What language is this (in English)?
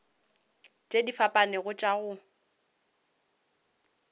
Northern Sotho